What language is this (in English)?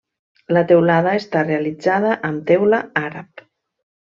Catalan